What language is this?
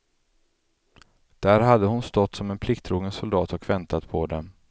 Swedish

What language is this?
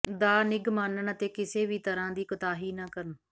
Punjabi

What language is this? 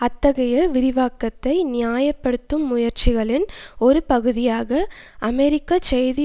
Tamil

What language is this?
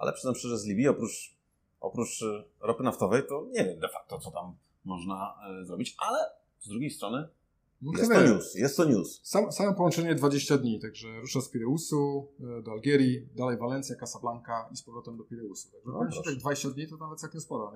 Polish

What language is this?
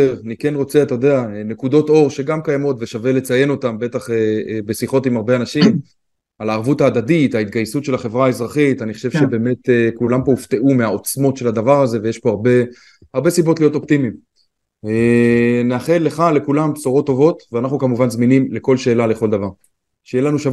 Hebrew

